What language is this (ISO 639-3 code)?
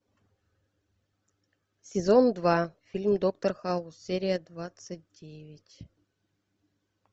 rus